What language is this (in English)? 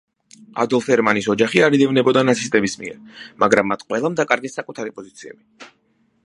Georgian